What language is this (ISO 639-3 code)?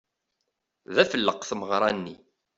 kab